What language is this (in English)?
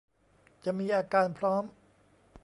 Thai